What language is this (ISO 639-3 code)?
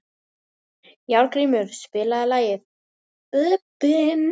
isl